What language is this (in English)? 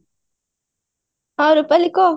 Odia